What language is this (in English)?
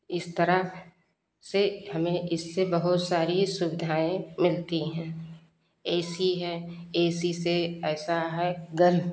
Hindi